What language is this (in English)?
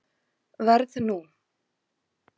Icelandic